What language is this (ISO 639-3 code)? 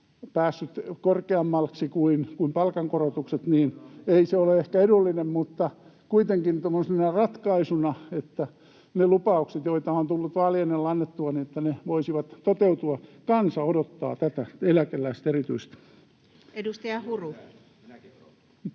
fin